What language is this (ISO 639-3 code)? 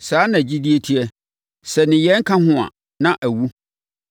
aka